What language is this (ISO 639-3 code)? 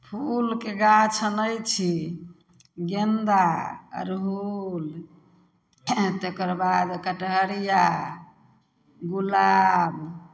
mai